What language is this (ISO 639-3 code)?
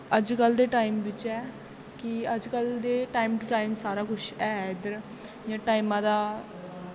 doi